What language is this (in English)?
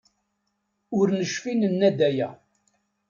Kabyle